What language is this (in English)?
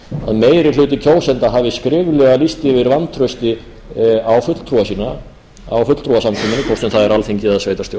Icelandic